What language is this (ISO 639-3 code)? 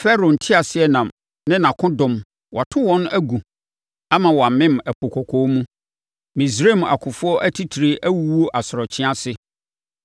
aka